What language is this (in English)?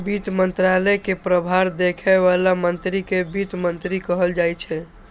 Maithili